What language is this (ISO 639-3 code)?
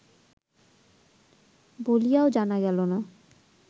ben